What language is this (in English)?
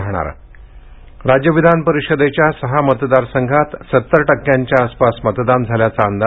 Marathi